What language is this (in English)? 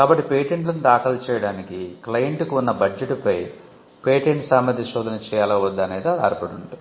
Telugu